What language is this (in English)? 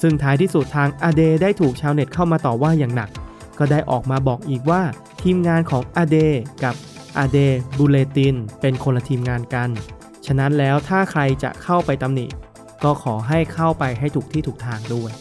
Thai